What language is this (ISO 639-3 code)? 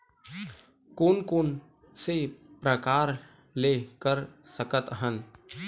hne